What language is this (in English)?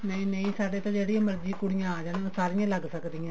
Punjabi